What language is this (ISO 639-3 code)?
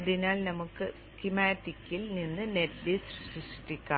mal